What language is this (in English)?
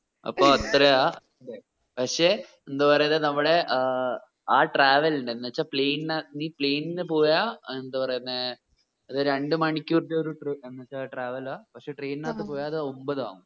Malayalam